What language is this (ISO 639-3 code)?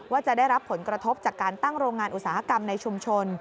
tha